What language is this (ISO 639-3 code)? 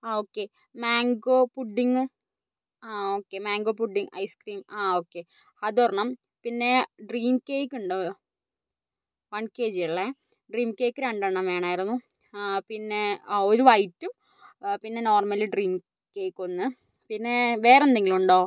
mal